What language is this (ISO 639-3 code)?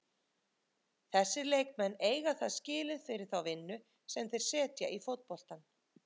isl